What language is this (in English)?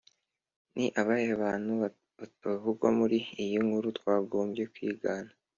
Kinyarwanda